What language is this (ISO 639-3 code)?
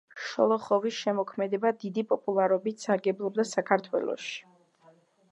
kat